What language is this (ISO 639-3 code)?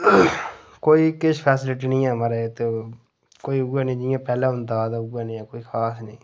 doi